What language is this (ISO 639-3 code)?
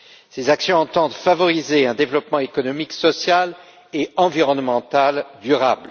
fra